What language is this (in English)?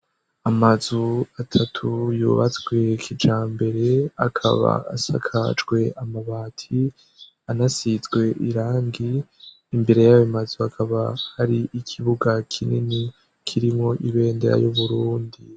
Rundi